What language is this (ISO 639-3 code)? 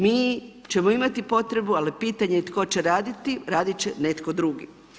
hrv